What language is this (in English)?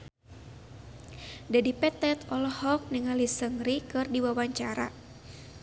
Sundanese